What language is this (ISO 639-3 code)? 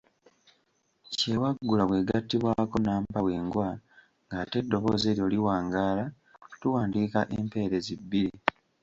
lug